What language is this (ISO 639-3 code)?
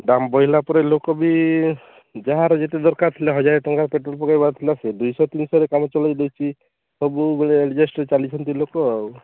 ori